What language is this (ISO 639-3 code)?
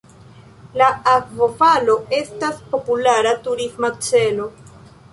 epo